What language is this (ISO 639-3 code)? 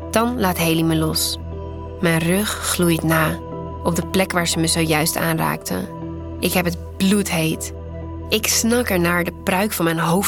nld